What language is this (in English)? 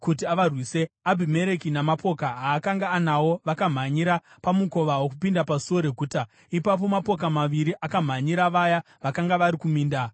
Shona